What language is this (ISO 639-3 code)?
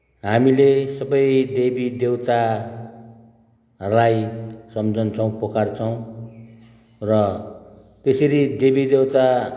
nep